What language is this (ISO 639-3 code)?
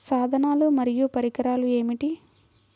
tel